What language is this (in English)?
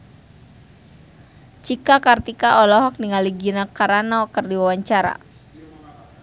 Sundanese